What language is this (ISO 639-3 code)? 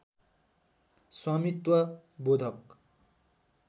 nep